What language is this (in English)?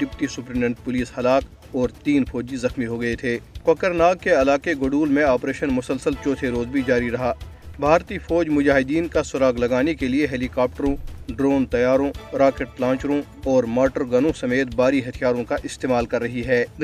Urdu